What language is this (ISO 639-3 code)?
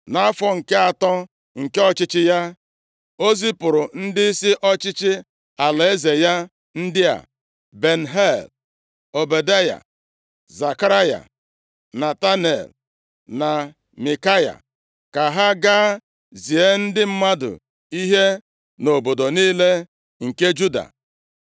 ibo